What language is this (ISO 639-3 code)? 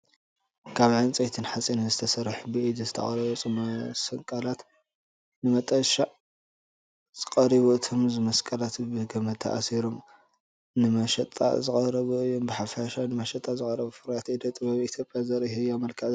tir